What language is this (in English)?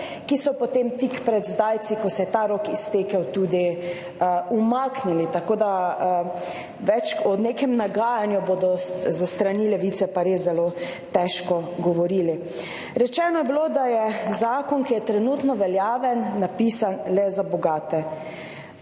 Slovenian